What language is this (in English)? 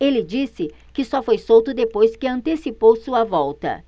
Portuguese